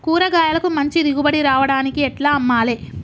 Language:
Telugu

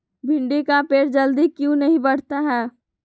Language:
Magahi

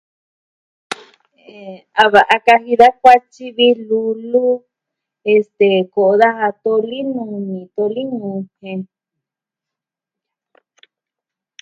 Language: Southwestern Tlaxiaco Mixtec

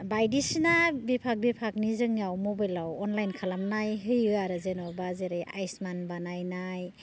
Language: Bodo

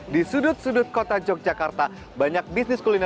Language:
Indonesian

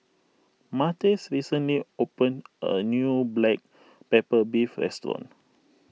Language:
English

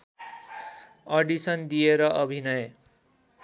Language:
Nepali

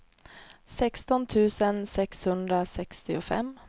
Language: Swedish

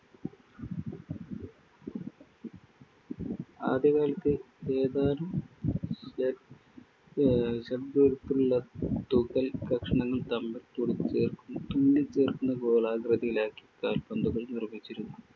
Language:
Malayalam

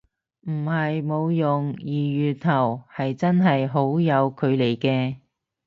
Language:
Cantonese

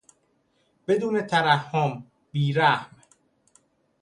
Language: Persian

